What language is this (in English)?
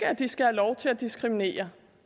Danish